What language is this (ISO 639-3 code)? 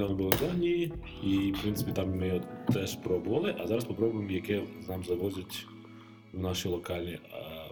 ukr